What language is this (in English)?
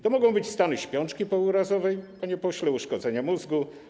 Polish